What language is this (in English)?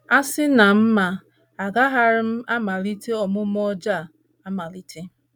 Igbo